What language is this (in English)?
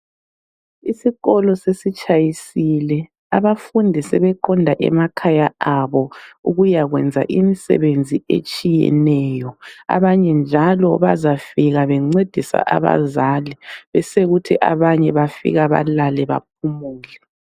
North Ndebele